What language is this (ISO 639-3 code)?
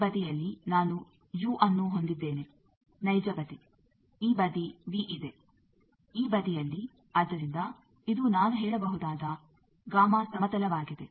kan